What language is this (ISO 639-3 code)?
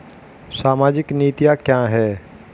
hin